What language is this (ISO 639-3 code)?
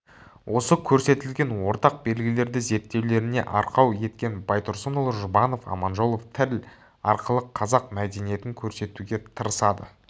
kaz